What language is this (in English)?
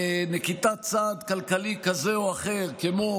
Hebrew